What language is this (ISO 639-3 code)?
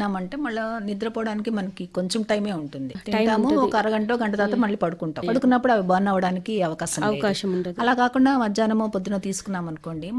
tel